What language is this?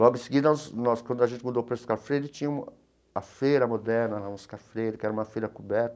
Portuguese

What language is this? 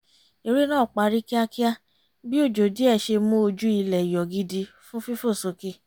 Yoruba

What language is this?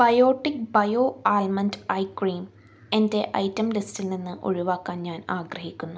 Malayalam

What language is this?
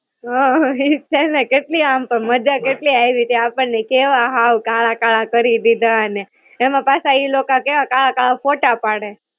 Gujarati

